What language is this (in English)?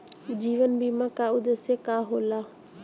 Bhojpuri